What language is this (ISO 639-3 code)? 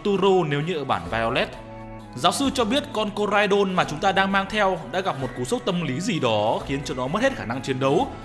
vie